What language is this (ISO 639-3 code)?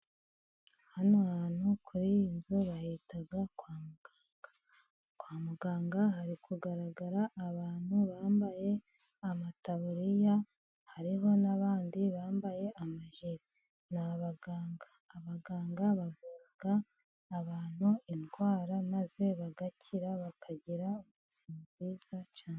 kin